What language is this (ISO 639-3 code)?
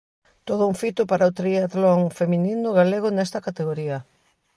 glg